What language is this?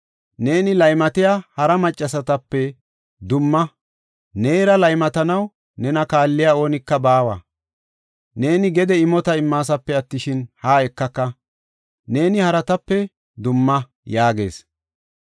Gofa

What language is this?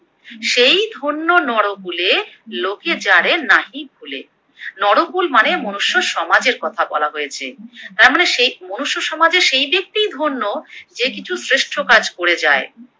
Bangla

